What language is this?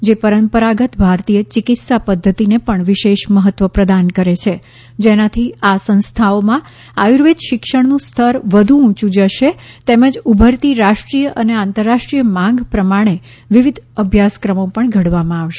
Gujarati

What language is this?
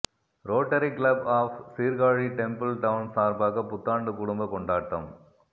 Tamil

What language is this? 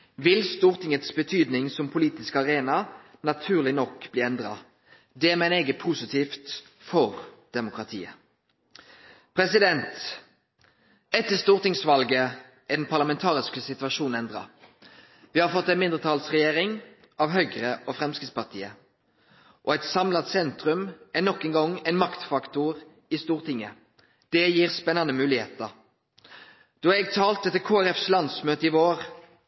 Norwegian Nynorsk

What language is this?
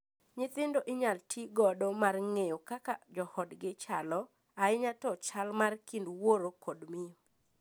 Luo (Kenya and Tanzania)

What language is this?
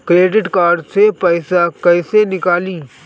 Bhojpuri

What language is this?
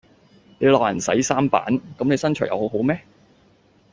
Cantonese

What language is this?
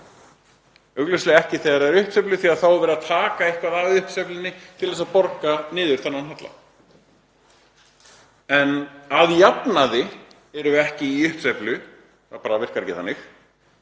Icelandic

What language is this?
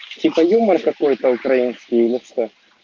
Russian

